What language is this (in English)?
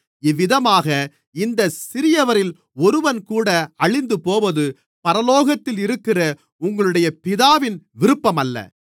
Tamil